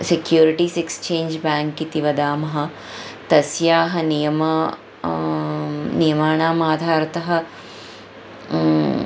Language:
Sanskrit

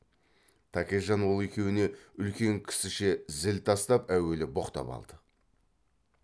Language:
Kazakh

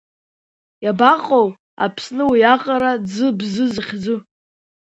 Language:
Abkhazian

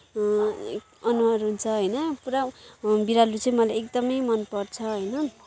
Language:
Nepali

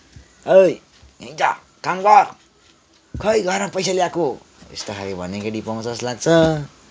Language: Nepali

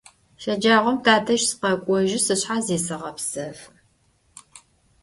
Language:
Adyghe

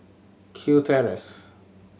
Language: English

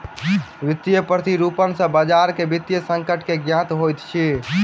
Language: Maithili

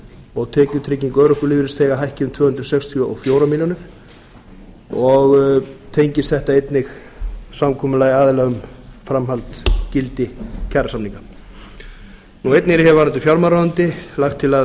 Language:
Icelandic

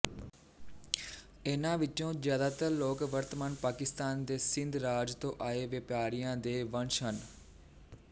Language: Punjabi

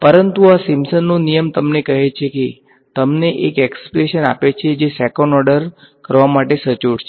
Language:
Gujarati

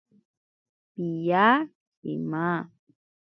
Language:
Ashéninka Perené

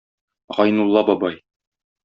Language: Tatar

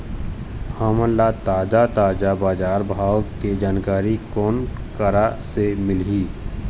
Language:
Chhattisgarhi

